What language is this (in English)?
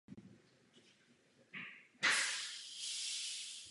Czech